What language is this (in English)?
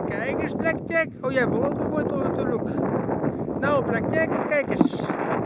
Dutch